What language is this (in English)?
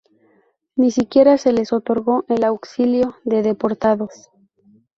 Spanish